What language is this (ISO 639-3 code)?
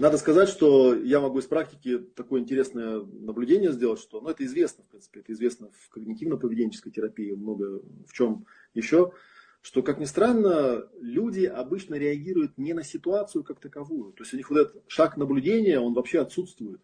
rus